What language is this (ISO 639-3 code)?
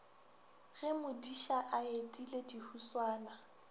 nso